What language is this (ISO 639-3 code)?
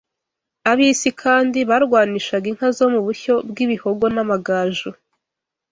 kin